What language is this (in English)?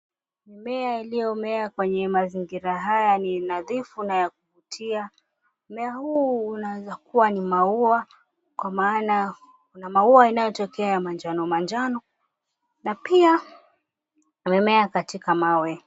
Swahili